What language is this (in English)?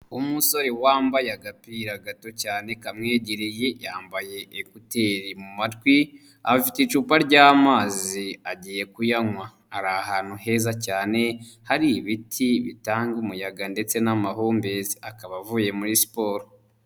Kinyarwanda